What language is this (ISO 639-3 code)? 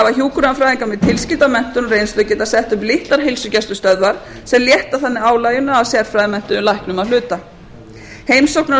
isl